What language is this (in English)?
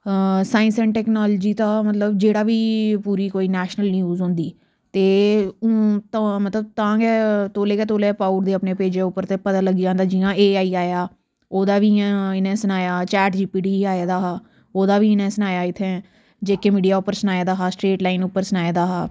Dogri